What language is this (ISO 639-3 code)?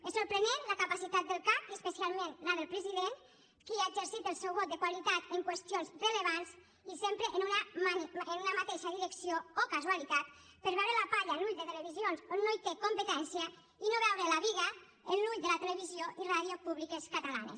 cat